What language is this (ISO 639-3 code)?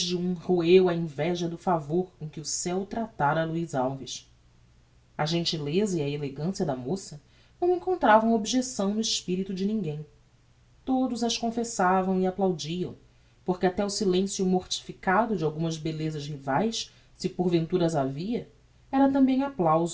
por